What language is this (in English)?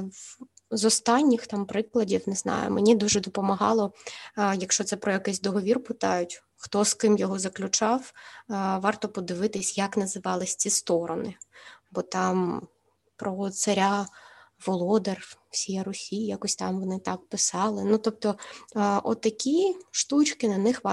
Ukrainian